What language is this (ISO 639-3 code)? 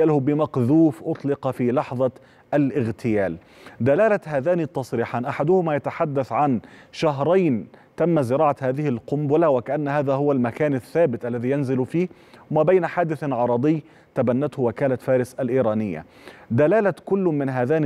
ara